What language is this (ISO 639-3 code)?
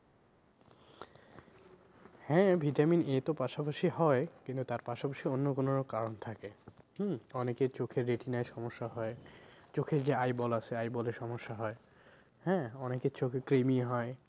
ben